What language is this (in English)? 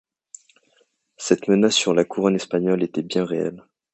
French